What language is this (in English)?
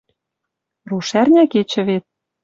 Western Mari